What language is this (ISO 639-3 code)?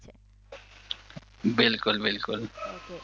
guj